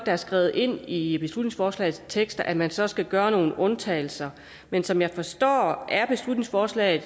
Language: Danish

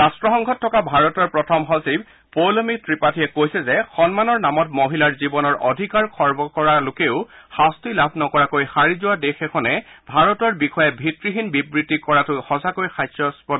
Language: Assamese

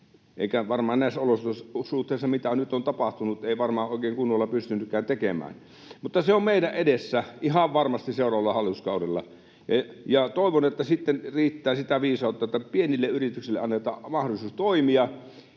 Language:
Finnish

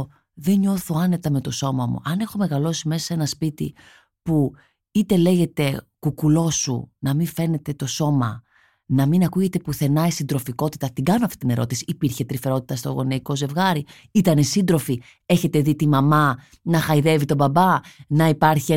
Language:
Greek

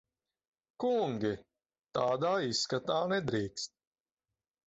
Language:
Latvian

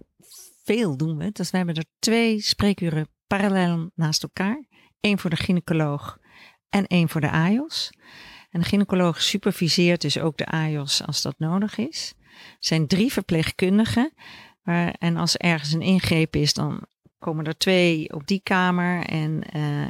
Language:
Dutch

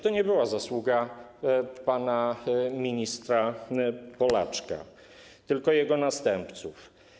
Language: Polish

